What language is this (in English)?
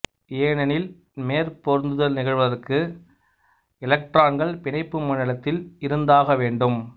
Tamil